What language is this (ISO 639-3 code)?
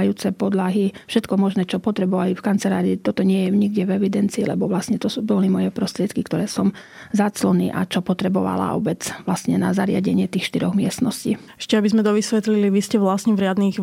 slk